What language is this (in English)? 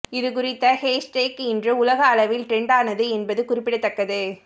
Tamil